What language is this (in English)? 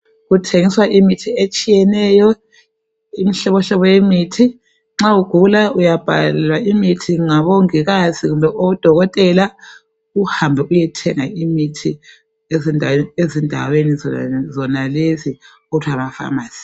North Ndebele